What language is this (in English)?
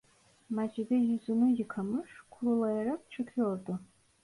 Turkish